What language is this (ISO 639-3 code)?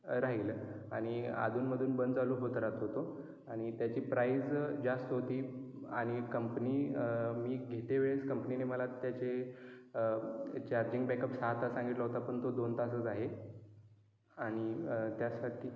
mar